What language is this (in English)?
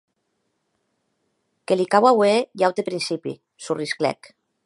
Occitan